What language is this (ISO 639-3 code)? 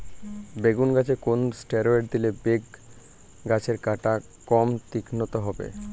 ben